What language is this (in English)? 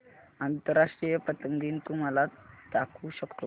Marathi